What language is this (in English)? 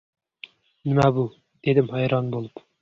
Uzbek